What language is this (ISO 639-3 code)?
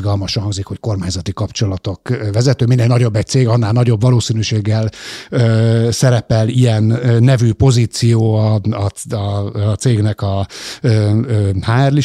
hun